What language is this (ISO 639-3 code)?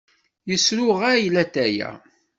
kab